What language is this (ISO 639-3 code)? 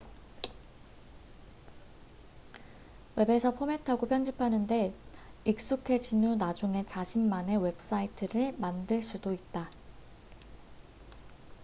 kor